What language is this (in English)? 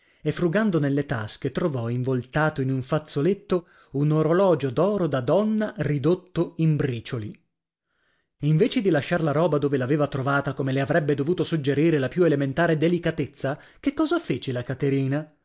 Italian